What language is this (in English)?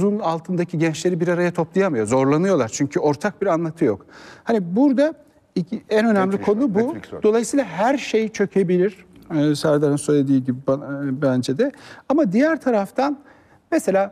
Turkish